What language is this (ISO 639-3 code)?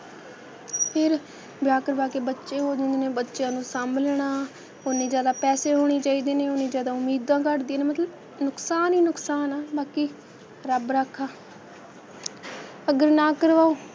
pan